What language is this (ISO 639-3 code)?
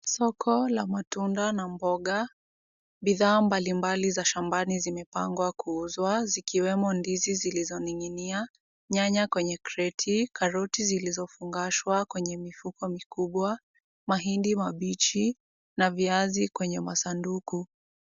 swa